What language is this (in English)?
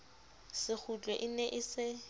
Southern Sotho